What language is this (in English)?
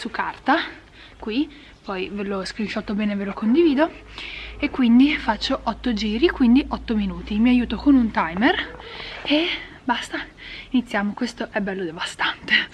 Italian